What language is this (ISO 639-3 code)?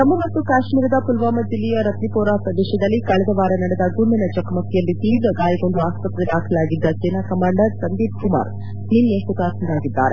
kan